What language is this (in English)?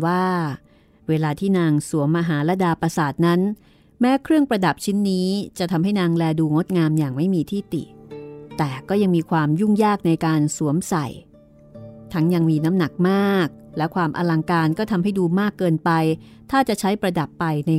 Thai